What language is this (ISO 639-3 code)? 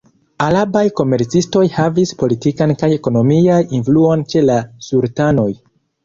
epo